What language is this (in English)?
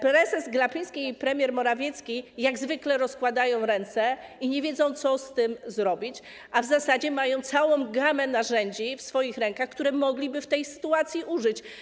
Polish